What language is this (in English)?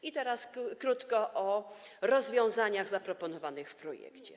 Polish